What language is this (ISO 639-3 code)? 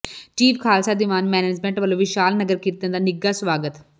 pan